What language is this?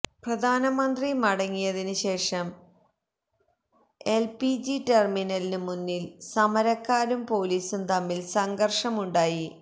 Malayalam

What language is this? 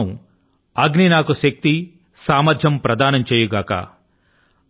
Telugu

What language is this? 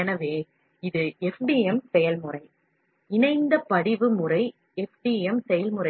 Tamil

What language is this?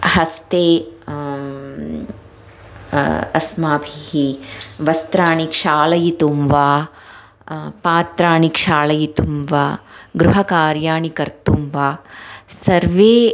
Sanskrit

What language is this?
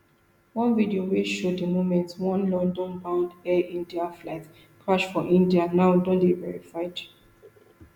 Nigerian Pidgin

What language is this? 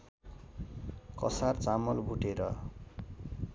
Nepali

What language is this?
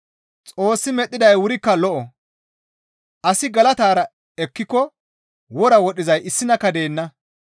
Gamo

